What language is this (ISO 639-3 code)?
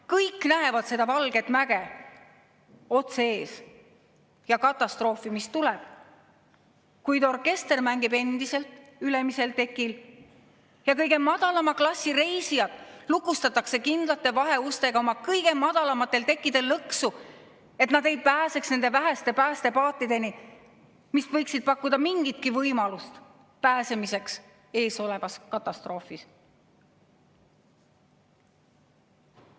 est